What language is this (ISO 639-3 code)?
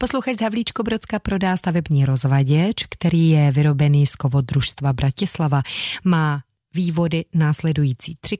ces